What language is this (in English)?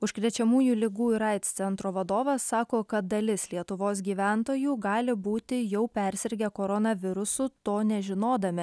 Lithuanian